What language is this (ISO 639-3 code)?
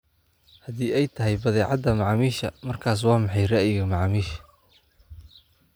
som